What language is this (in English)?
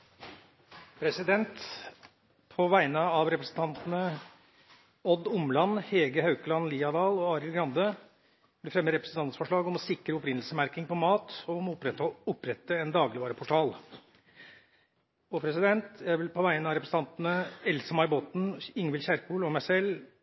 Norwegian